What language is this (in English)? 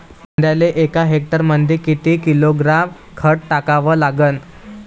Marathi